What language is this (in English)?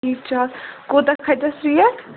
Kashmiri